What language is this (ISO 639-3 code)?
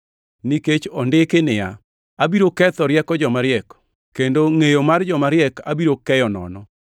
luo